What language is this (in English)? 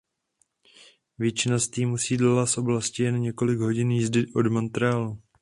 Czech